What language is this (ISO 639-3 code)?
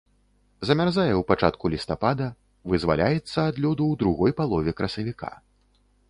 bel